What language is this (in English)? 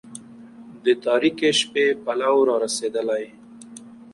Pashto